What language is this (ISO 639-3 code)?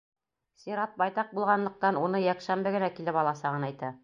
bak